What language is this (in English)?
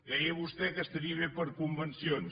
Catalan